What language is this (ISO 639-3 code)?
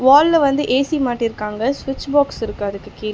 tam